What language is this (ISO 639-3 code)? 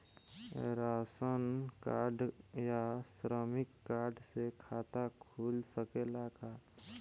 bho